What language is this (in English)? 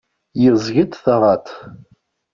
Kabyle